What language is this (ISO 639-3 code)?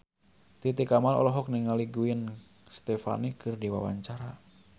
sun